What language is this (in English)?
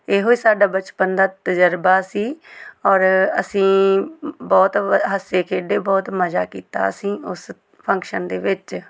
Punjabi